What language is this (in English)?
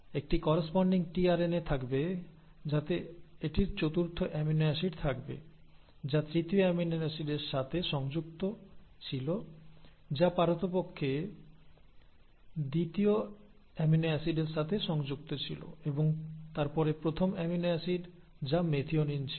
Bangla